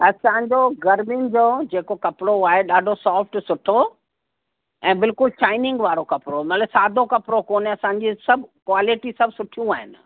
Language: Sindhi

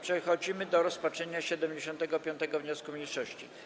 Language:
Polish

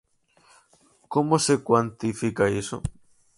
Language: Galician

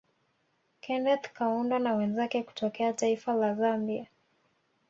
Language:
Swahili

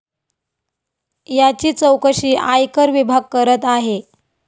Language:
Marathi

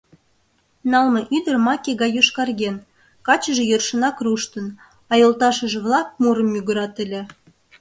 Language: Mari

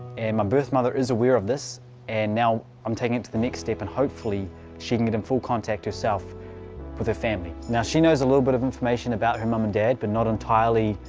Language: English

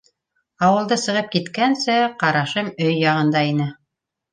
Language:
Bashkir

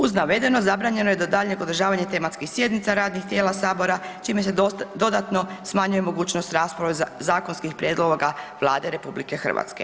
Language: Croatian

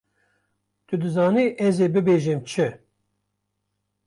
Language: Kurdish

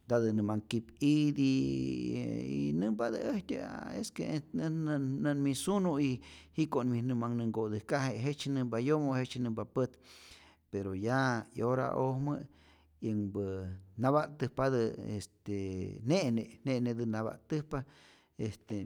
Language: Rayón Zoque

